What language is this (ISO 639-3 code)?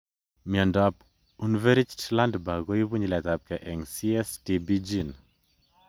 kln